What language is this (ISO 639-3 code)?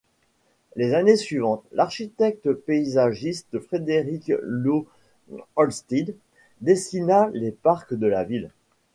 fra